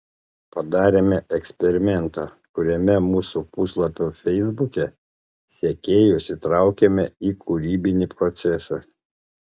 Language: Lithuanian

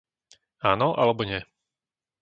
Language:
Slovak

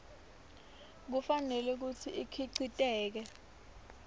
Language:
Swati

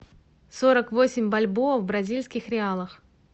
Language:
Russian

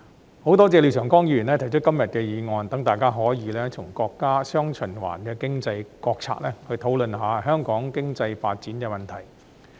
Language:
Cantonese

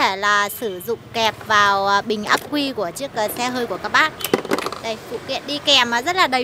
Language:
Vietnamese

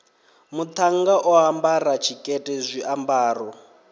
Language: Venda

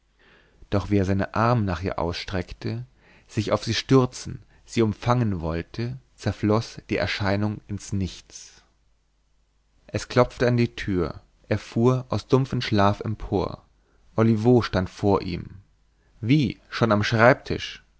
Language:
German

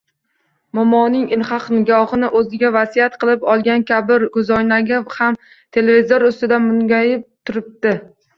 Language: Uzbek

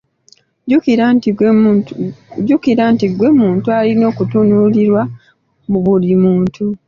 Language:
Ganda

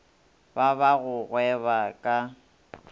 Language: Northern Sotho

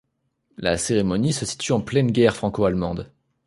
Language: French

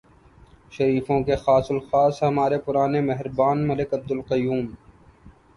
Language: Urdu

